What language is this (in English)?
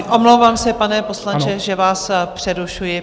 Czech